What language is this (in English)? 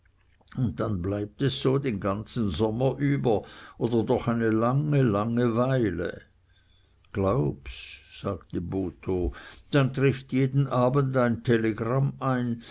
German